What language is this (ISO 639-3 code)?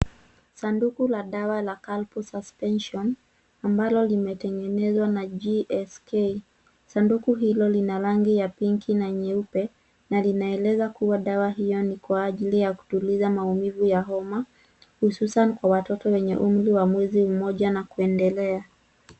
swa